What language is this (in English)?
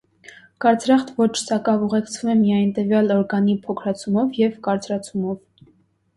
Armenian